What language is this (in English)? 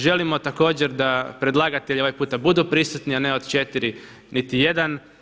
Croatian